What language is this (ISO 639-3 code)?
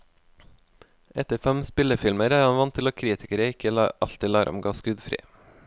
nor